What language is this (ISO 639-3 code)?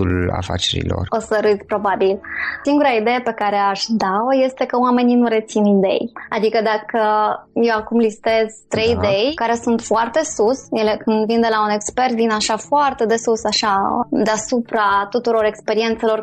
ron